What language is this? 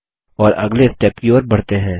Hindi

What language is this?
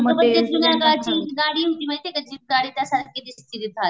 Marathi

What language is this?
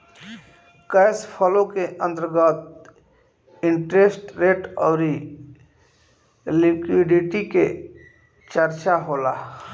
Bhojpuri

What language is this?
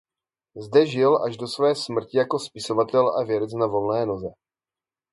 Czech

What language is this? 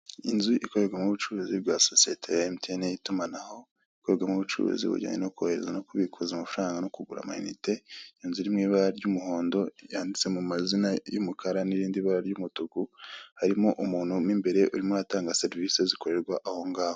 Kinyarwanda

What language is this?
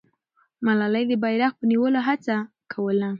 Pashto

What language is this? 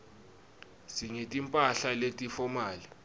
Swati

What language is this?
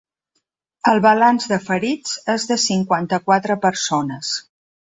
Catalan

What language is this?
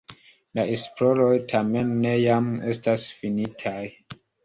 Esperanto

